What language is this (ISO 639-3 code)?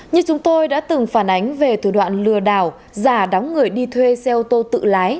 vie